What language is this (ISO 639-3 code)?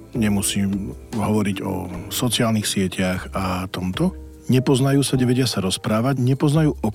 slk